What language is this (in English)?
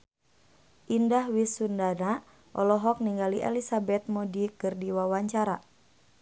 Sundanese